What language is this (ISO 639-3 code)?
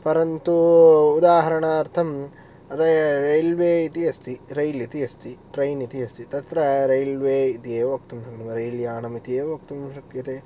san